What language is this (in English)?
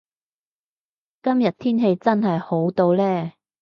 Cantonese